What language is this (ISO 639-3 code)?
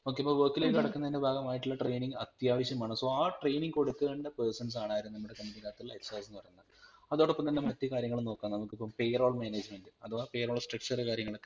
mal